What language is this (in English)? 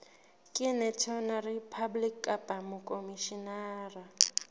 Southern Sotho